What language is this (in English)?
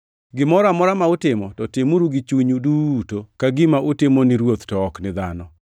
Luo (Kenya and Tanzania)